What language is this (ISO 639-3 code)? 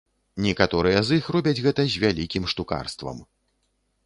bel